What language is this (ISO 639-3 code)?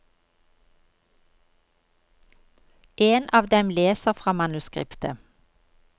nor